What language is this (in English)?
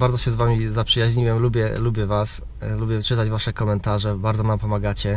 Polish